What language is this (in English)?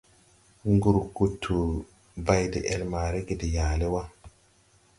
Tupuri